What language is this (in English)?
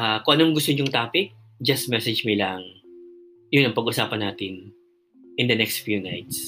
Filipino